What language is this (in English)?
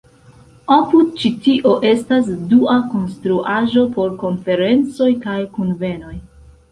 Esperanto